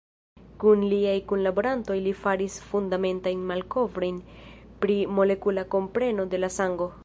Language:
Esperanto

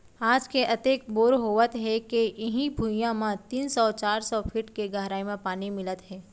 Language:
Chhattisgarhi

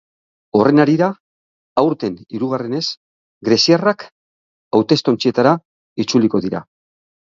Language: Basque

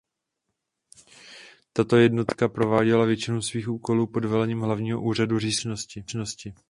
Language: Czech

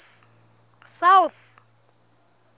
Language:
Southern Sotho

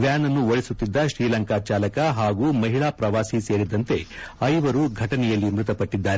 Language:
Kannada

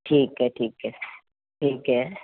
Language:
Punjabi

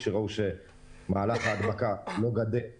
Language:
Hebrew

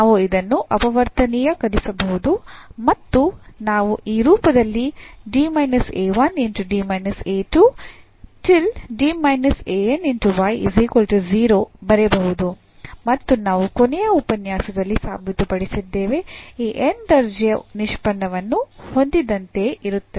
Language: Kannada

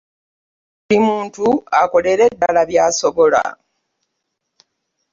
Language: Ganda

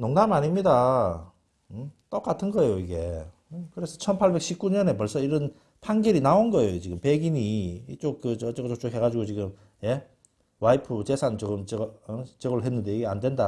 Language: Korean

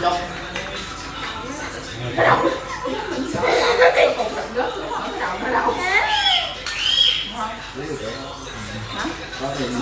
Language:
Vietnamese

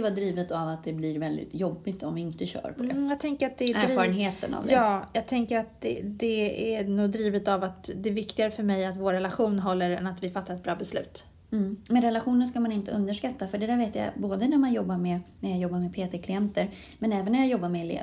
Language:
Swedish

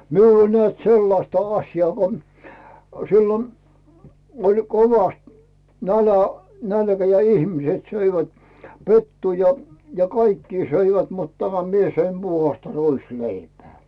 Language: Finnish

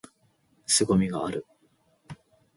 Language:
Japanese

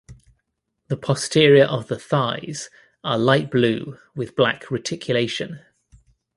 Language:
English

